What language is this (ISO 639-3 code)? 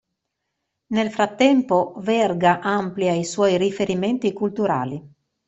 ita